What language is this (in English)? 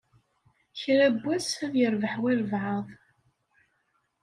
Kabyle